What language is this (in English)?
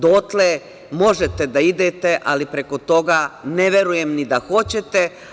Serbian